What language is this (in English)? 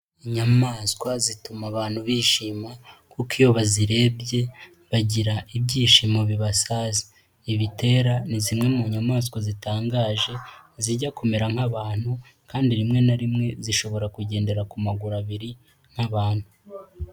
Kinyarwanda